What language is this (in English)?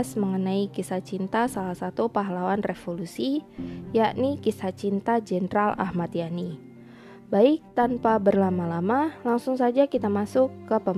Indonesian